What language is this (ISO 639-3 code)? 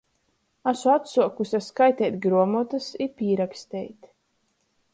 ltg